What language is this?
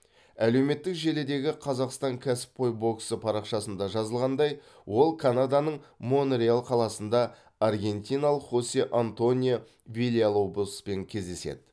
Kazakh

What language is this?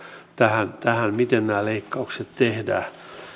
Finnish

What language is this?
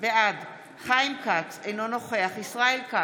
Hebrew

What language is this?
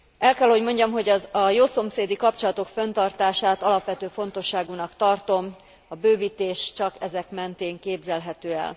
Hungarian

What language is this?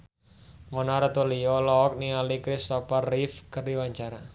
Sundanese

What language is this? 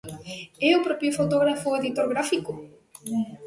Galician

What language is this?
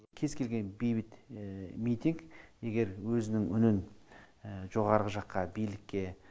Kazakh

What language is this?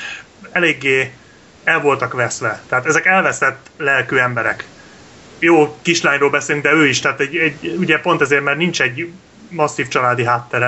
Hungarian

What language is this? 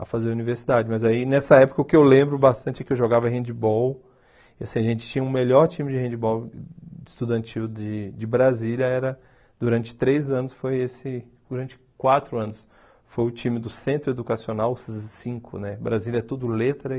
Portuguese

